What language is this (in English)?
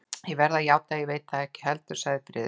Icelandic